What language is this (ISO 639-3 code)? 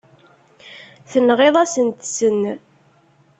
kab